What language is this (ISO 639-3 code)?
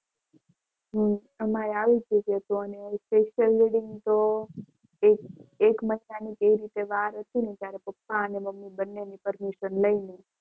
guj